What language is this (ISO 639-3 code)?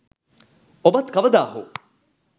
sin